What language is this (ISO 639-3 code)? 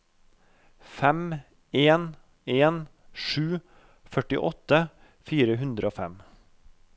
nor